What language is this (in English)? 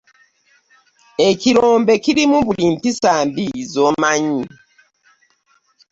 Ganda